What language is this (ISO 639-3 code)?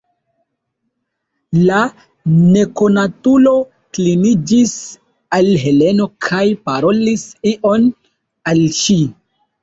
epo